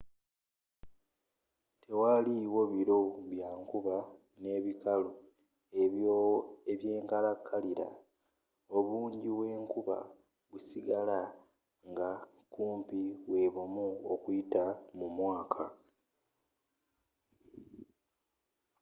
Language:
Ganda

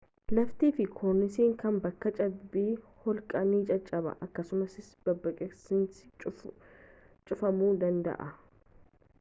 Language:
Oromo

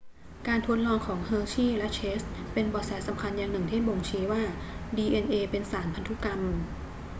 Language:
Thai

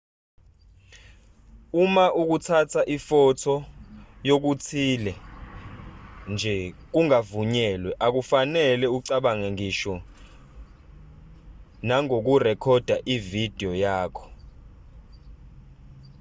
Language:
Zulu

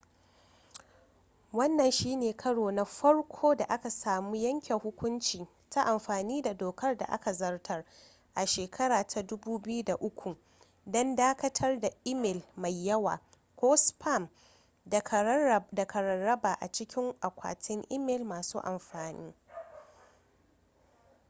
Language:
Hausa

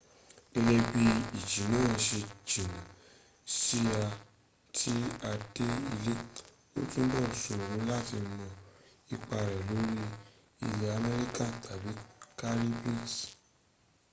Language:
Yoruba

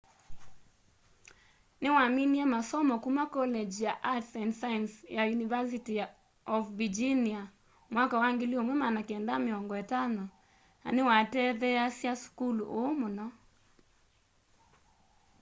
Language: Kamba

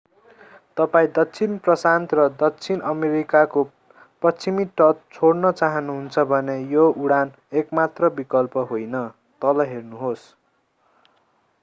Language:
Nepali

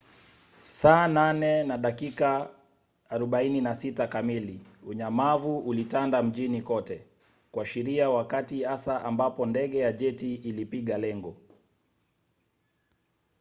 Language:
Swahili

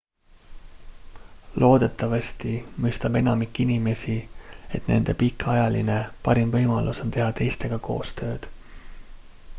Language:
Estonian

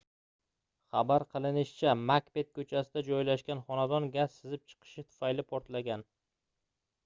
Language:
Uzbek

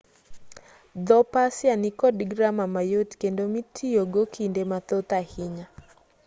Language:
Luo (Kenya and Tanzania)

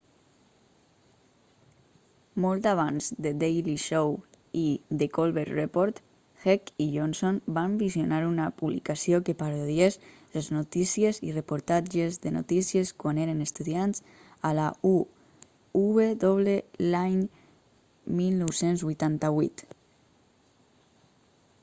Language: Catalan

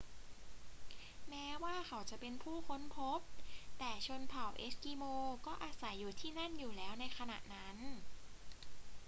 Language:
Thai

